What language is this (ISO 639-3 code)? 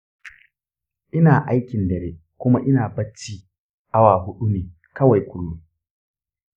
hau